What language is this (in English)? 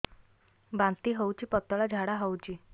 Odia